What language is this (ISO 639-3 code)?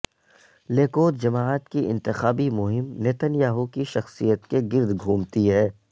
urd